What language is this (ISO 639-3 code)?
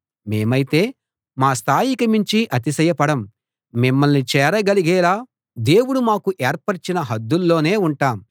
tel